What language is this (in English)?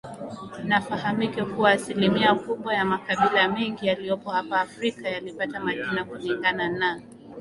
Swahili